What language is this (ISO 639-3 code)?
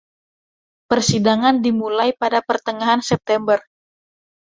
ind